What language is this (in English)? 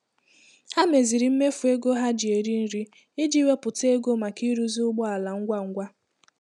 Igbo